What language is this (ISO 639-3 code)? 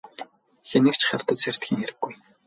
mon